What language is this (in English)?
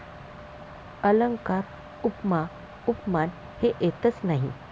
Marathi